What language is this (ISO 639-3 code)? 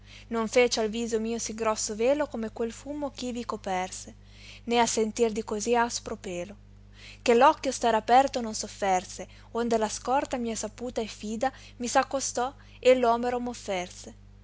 ita